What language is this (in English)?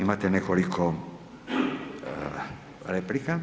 Croatian